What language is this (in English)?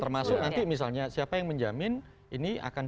Indonesian